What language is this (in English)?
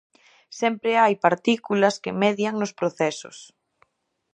Galician